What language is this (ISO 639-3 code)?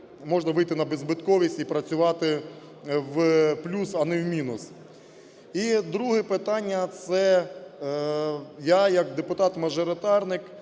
ukr